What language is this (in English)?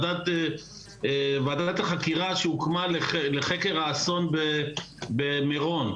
Hebrew